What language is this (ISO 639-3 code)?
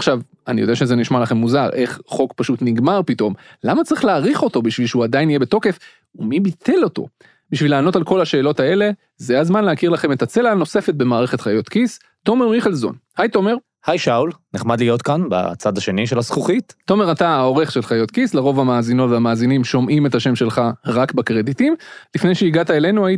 heb